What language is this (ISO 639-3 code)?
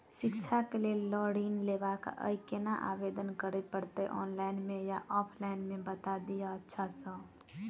mai